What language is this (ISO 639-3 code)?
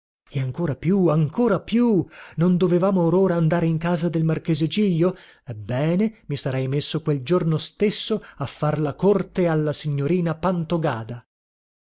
ita